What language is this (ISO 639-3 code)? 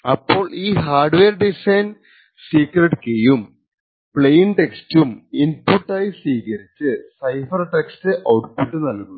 mal